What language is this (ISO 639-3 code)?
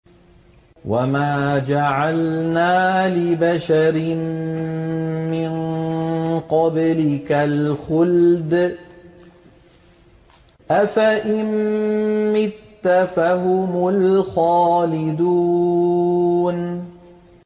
ara